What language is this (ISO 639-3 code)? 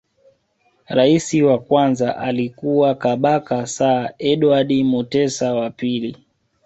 swa